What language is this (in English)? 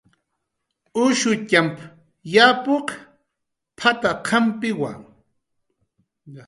Jaqaru